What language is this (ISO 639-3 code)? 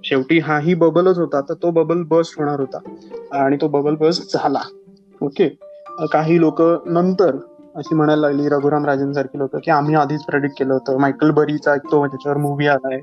mar